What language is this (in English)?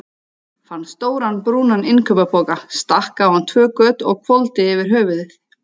Icelandic